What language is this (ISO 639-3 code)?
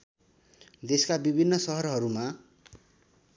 nep